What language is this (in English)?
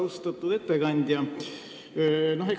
Estonian